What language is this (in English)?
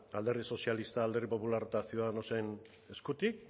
Basque